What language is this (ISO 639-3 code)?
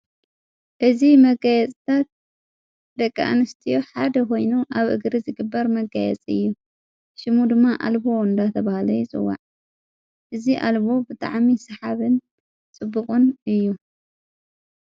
tir